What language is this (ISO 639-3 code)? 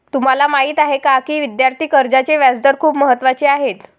mar